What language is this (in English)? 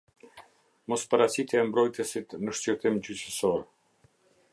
Albanian